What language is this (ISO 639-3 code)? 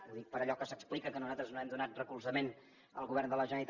cat